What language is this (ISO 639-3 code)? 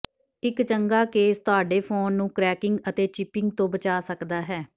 pan